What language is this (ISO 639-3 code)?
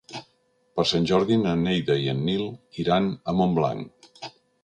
cat